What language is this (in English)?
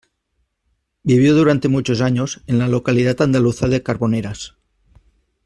Spanish